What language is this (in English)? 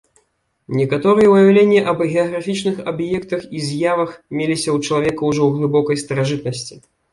Belarusian